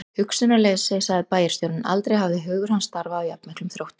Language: Icelandic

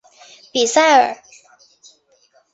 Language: Chinese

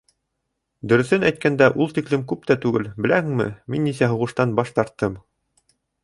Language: Bashkir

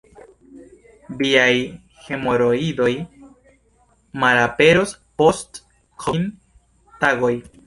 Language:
Esperanto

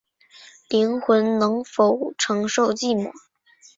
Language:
Chinese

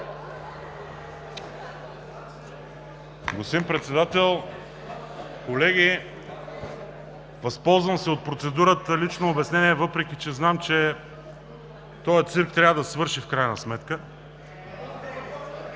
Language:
Bulgarian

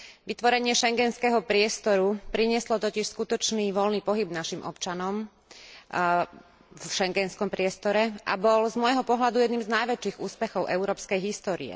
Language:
Slovak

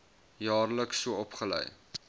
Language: Afrikaans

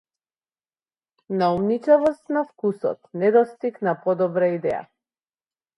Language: Macedonian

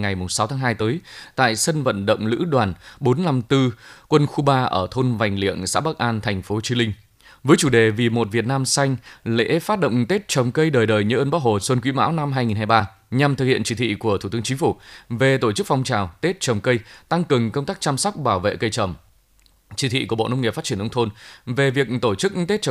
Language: Vietnamese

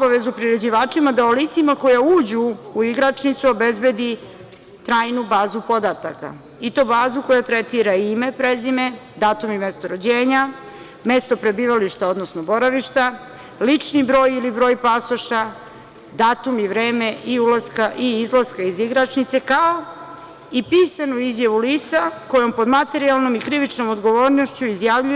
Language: Serbian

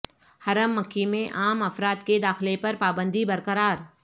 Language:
Urdu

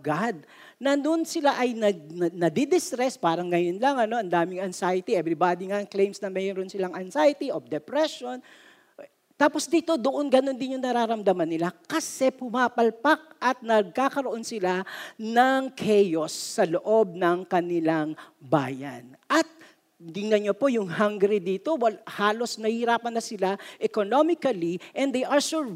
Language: Filipino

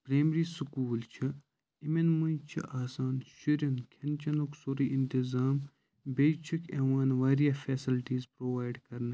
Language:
Kashmiri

